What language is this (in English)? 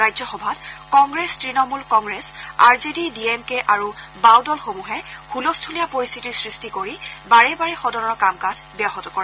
Assamese